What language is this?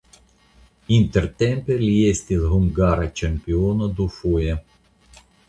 Esperanto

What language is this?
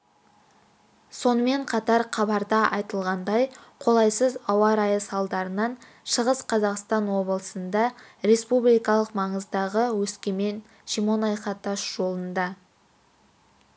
Kazakh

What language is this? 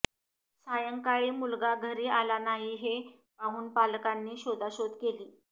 Marathi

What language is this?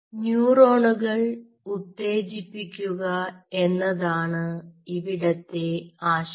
Malayalam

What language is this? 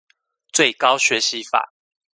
Chinese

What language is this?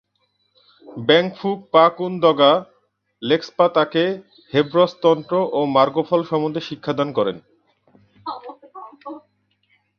Bangla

